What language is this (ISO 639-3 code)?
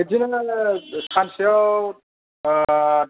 brx